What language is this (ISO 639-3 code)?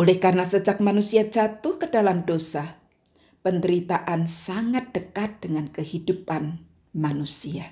ind